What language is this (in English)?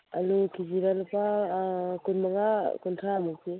Manipuri